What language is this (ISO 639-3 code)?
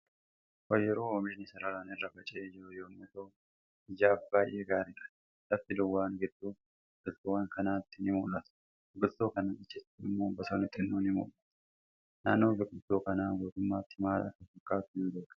orm